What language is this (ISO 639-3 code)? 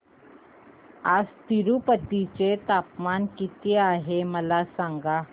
mar